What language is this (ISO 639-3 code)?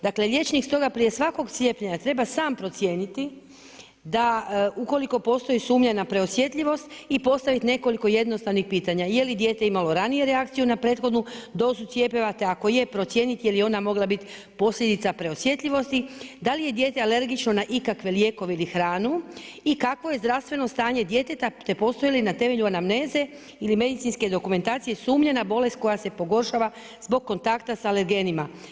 hrv